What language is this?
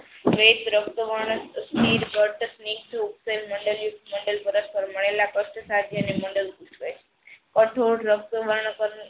Gujarati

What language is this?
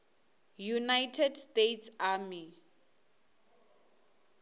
Venda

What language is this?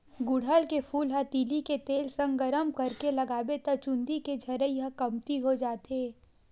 Chhattisgarhi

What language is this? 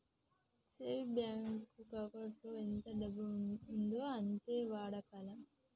Telugu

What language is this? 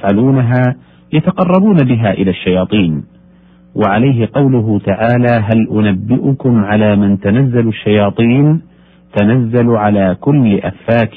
Arabic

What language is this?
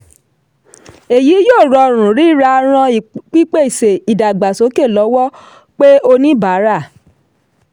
Yoruba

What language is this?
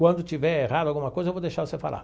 Portuguese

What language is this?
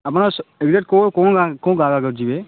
Odia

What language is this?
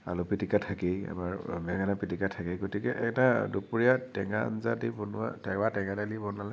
Assamese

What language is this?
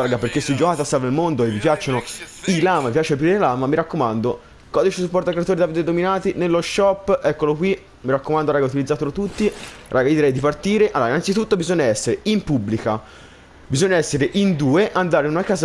Italian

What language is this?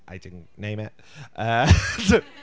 Welsh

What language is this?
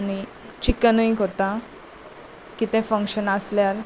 Konkani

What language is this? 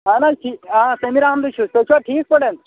Kashmiri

